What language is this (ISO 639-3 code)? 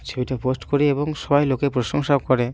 ben